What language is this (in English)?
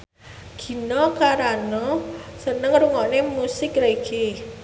Javanese